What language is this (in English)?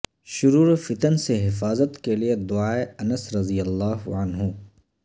Urdu